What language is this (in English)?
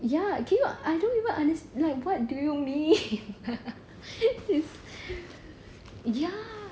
English